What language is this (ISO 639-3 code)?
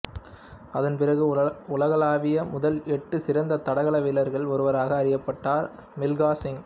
tam